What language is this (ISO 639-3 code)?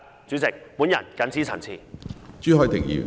yue